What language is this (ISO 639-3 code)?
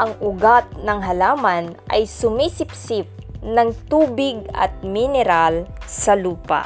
fil